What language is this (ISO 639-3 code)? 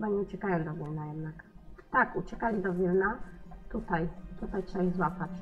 pol